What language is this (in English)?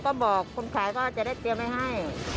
Thai